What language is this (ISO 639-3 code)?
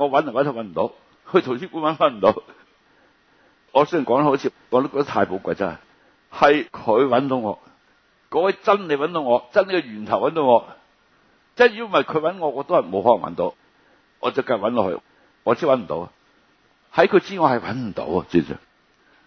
zho